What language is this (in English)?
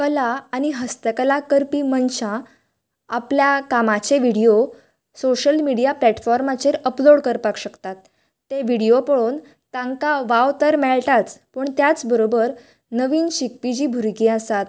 Konkani